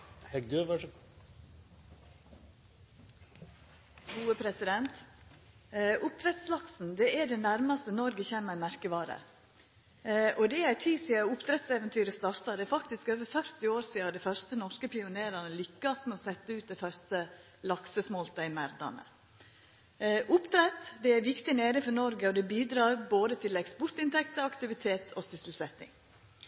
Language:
Norwegian Nynorsk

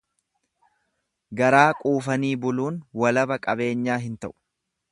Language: Oromo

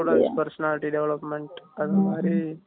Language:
Tamil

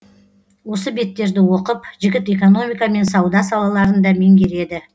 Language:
Kazakh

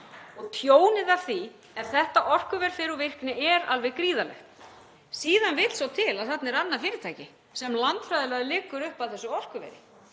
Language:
Icelandic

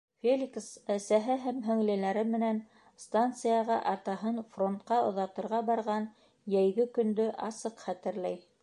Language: Bashkir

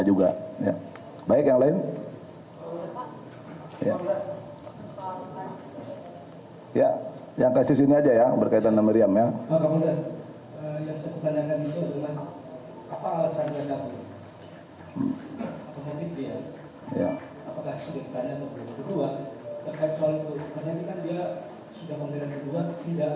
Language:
Indonesian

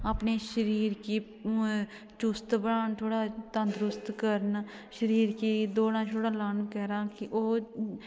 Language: Dogri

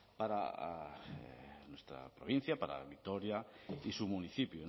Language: Spanish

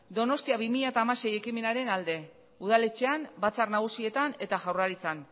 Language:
Basque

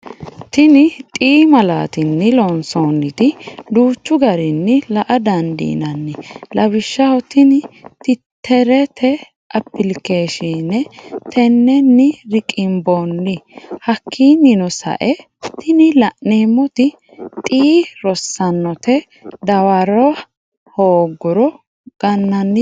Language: Sidamo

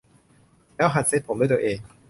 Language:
Thai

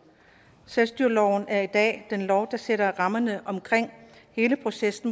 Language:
Danish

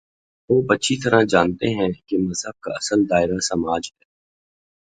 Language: Urdu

